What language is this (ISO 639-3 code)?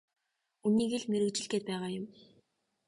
mon